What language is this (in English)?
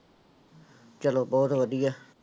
Punjabi